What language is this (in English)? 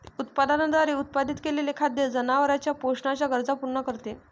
Marathi